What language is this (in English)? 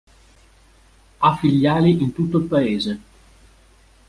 Italian